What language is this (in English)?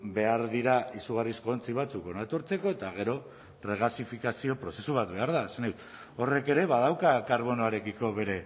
Basque